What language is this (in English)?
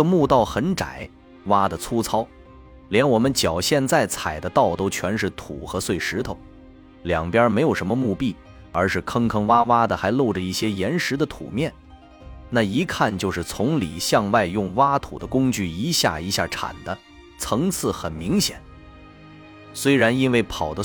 Chinese